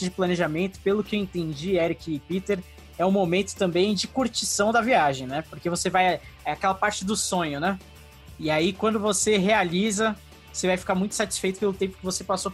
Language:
Portuguese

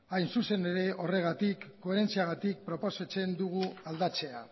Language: Basque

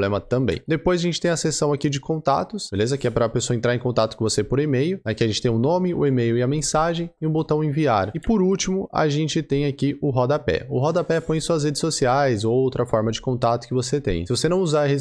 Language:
Portuguese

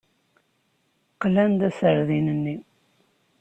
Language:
Kabyle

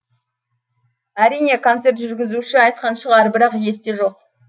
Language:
Kazakh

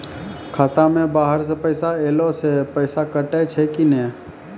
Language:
Maithili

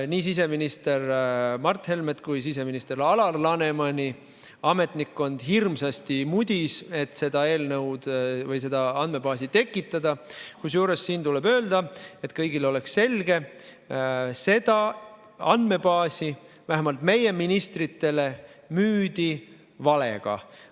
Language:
Estonian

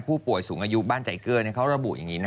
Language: Thai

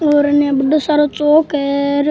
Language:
Rajasthani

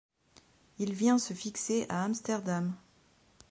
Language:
French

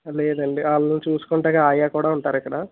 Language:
Telugu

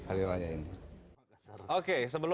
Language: Indonesian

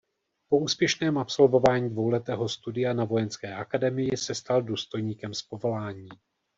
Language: Czech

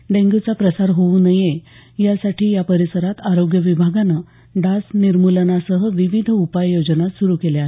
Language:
Marathi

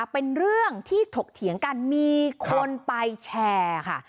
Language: Thai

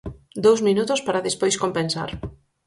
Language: Galician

